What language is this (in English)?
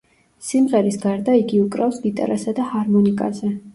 Georgian